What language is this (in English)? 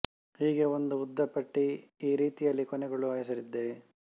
Kannada